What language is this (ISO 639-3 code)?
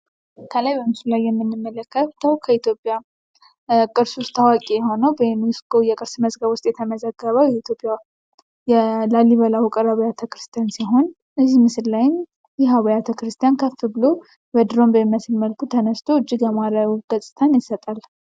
amh